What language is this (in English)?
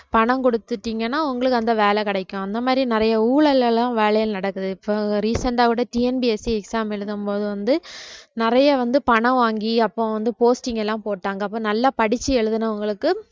Tamil